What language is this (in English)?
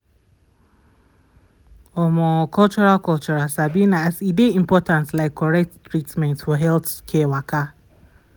Nigerian Pidgin